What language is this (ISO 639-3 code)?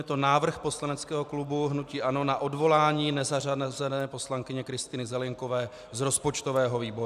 ces